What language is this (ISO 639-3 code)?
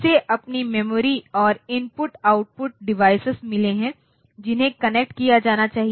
hin